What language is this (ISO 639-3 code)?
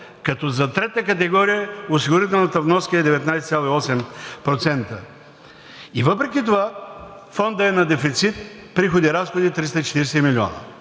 bul